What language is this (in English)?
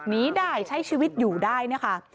Thai